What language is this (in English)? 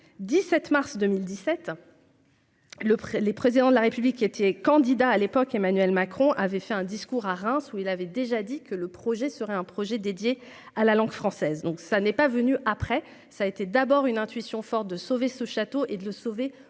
French